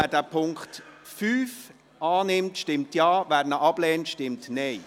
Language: Swiss German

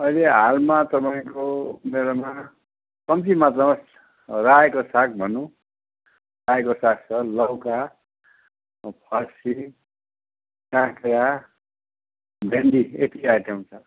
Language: Nepali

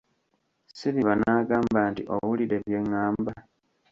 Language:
Ganda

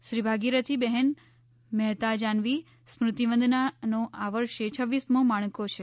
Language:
Gujarati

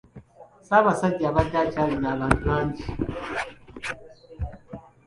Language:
Ganda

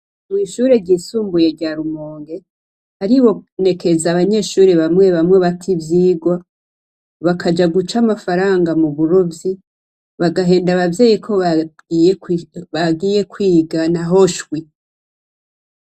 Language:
Rundi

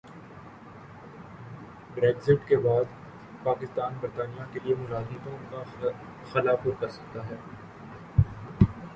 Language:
Urdu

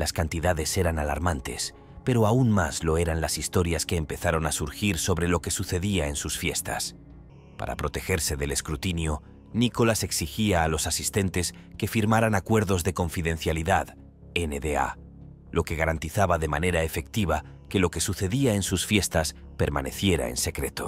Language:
Spanish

